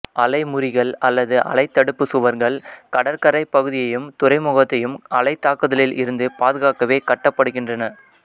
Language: Tamil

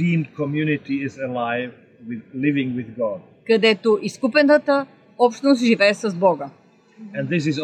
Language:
Bulgarian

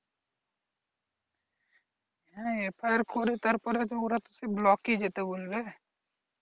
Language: Bangla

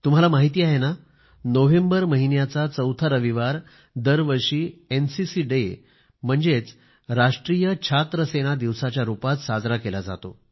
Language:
Marathi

